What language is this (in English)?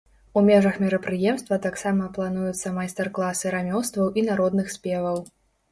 Belarusian